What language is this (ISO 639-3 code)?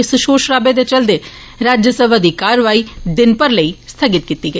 doi